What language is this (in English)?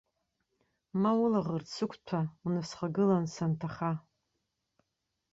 Abkhazian